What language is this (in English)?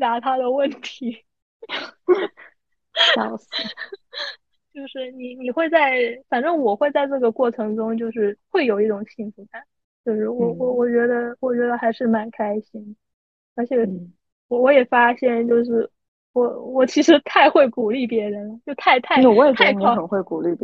Chinese